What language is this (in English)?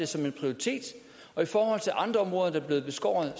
Danish